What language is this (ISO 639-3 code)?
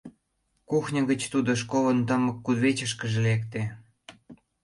chm